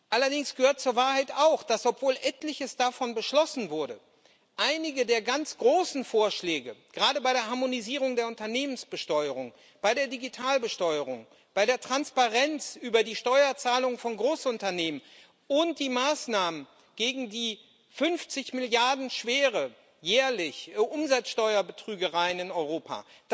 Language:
German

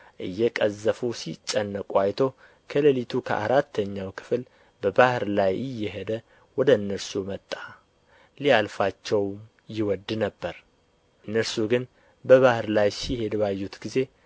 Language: Amharic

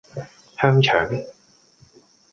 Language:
Cantonese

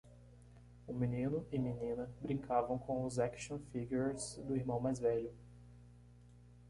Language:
Portuguese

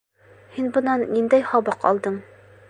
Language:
Bashkir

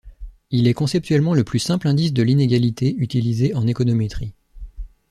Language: French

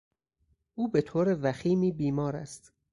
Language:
Persian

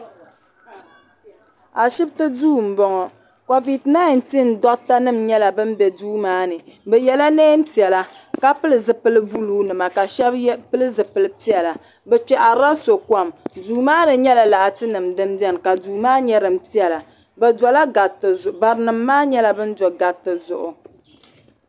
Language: Dagbani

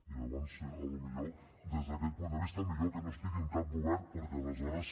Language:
Catalan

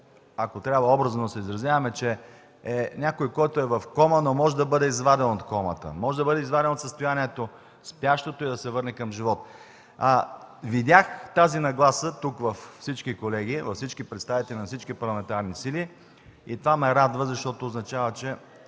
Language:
Bulgarian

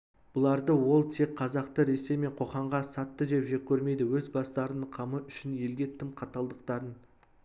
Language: Kazakh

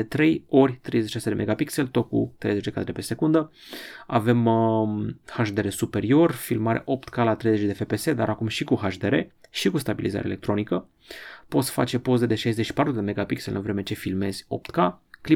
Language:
Romanian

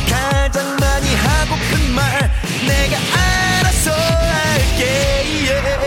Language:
Korean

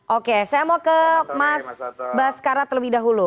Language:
Indonesian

